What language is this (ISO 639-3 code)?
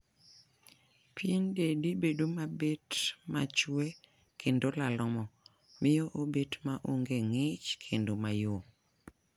luo